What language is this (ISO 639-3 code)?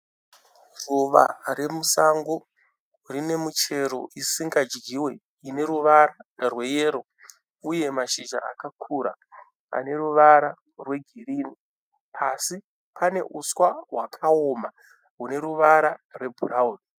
sna